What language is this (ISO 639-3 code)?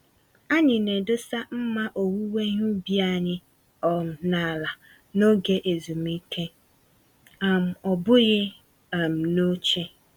ibo